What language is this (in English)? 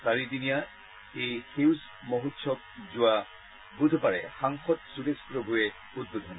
Assamese